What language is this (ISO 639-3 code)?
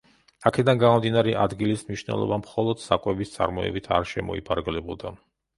kat